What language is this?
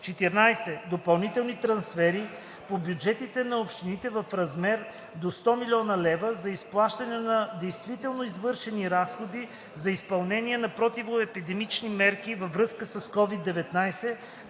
Bulgarian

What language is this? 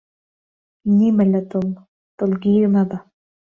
Central Kurdish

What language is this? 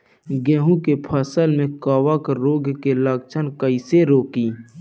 Bhojpuri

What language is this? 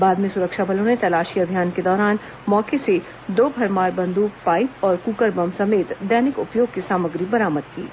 Hindi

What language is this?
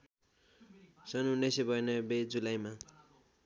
Nepali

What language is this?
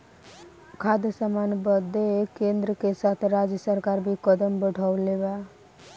Bhojpuri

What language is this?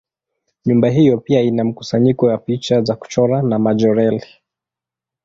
Swahili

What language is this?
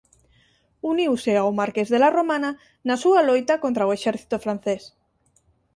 Galician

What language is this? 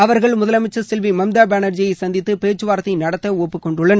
Tamil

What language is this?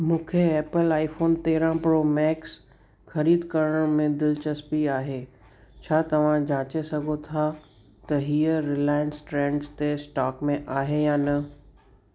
Sindhi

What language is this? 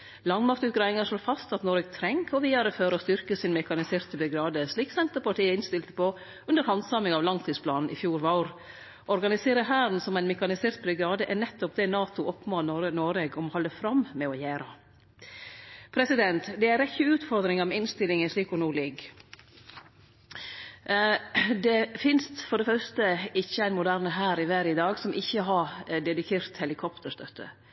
Norwegian Nynorsk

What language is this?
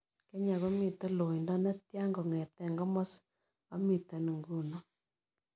Kalenjin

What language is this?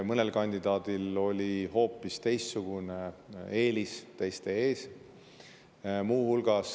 Estonian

